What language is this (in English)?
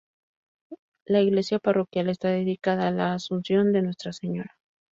Spanish